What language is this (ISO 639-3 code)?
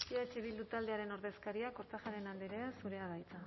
eus